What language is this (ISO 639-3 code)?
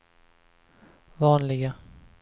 swe